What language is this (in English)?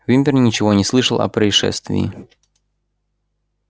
Russian